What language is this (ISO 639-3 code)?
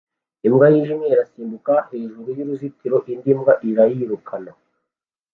kin